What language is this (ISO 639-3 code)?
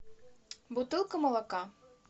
rus